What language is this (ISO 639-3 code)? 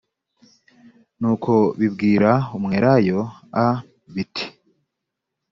kin